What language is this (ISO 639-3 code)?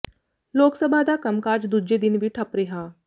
pan